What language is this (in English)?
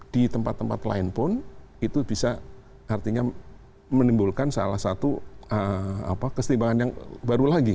Indonesian